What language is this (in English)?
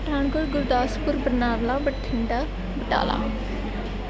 Punjabi